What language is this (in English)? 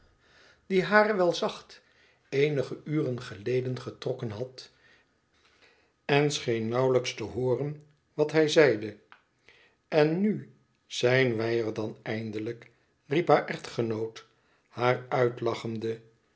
Dutch